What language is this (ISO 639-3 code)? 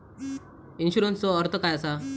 mar